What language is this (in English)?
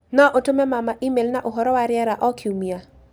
Kikuyu